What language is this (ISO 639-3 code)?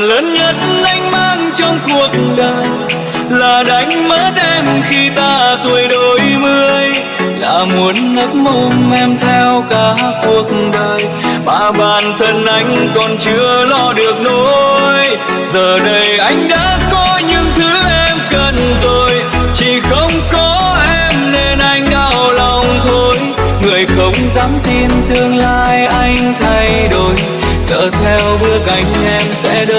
vie